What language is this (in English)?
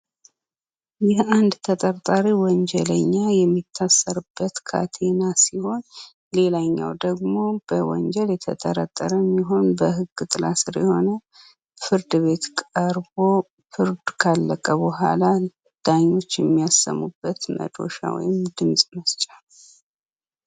Amharic